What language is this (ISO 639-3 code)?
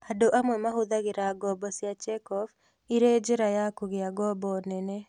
kik